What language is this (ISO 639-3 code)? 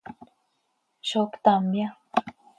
sei